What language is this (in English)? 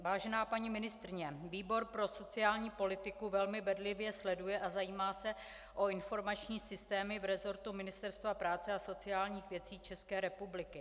Czech